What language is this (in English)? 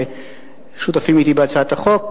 Hebrew